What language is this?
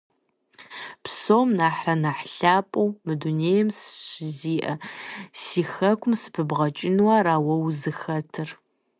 Kabardian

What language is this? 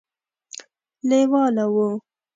Pashto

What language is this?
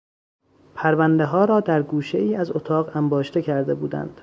Persian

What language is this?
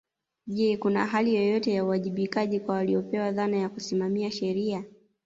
Swahili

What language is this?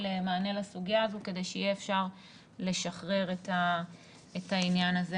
Hebrew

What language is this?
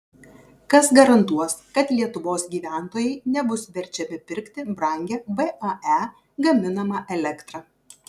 Lithuanian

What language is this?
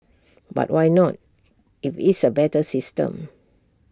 English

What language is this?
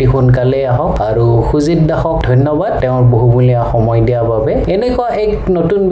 Bangla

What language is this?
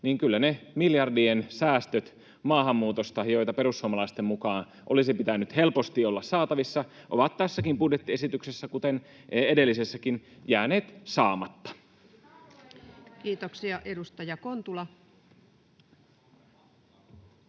Finnish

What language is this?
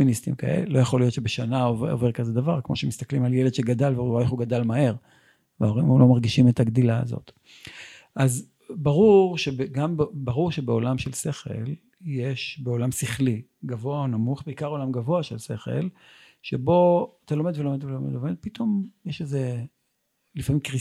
Hebrew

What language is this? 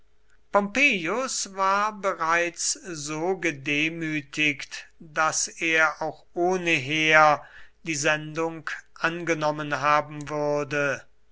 German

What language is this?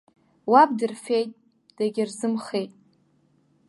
Abkhazian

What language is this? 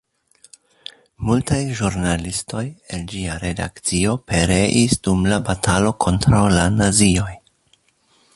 Esperanto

